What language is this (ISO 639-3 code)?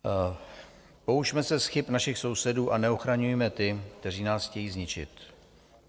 ces